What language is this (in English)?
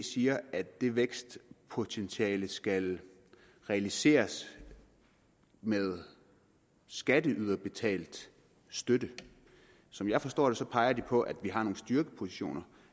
Danish